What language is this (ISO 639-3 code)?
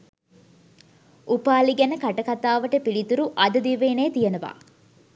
sin